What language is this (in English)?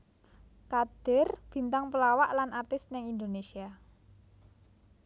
Javanese